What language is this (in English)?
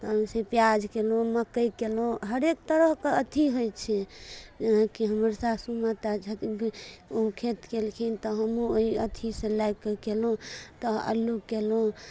Maithili